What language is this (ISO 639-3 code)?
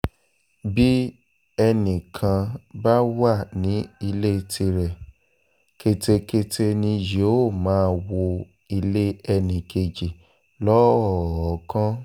yor